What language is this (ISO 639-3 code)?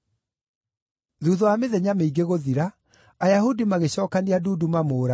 kik